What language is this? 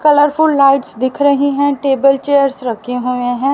Hindi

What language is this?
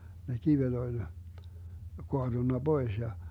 Finnish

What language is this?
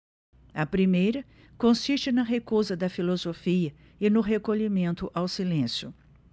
Portuguese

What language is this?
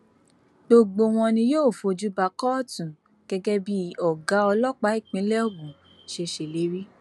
Yoruba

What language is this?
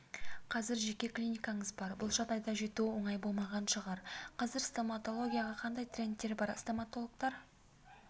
Kazakh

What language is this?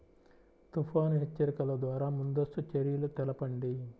Telugu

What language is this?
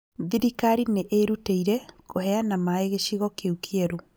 Kikuyu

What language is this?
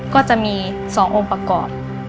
Thai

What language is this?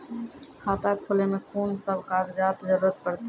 Maithili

